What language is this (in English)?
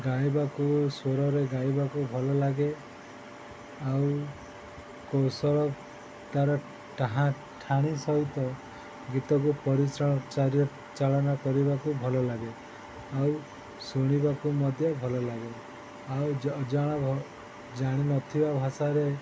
Odia